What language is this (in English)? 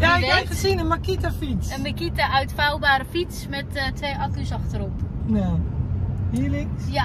Dutch